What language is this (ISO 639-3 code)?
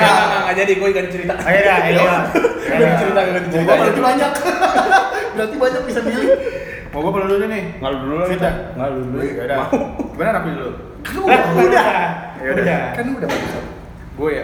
ind